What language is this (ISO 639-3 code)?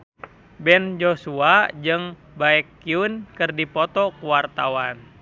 sun